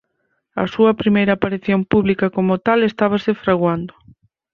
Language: Galician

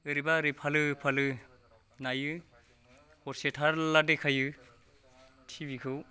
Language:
Bodo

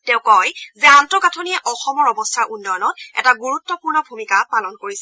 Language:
Assamese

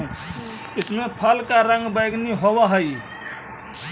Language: Magahi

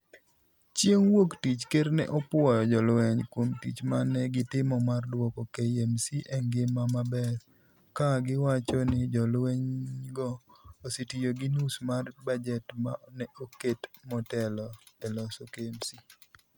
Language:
Luo (Kenya and Tanzania)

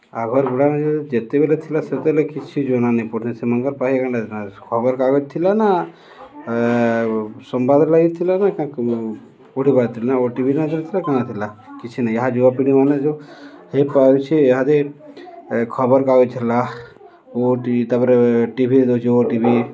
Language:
Odia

